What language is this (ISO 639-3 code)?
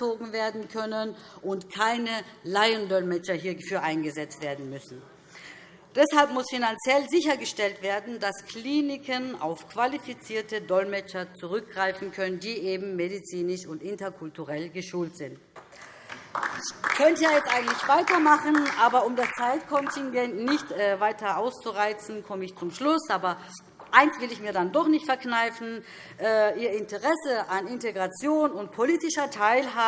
deu